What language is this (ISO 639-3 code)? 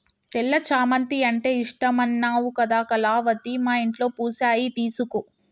tel